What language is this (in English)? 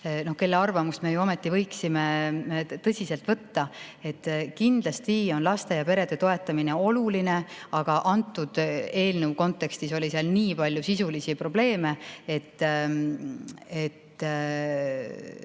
Estonian